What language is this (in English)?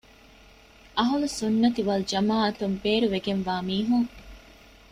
Divehi